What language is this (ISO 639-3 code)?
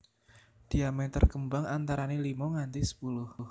jav